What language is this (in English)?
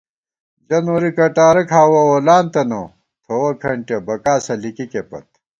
Gawar-Bati